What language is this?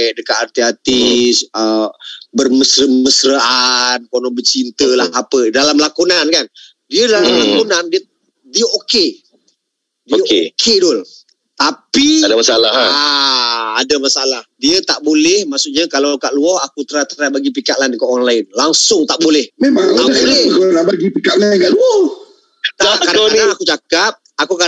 Malay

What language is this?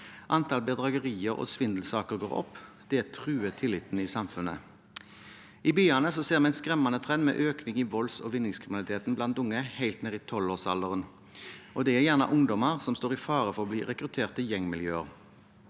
Norwegian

